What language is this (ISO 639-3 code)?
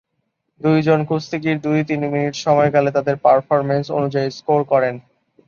ben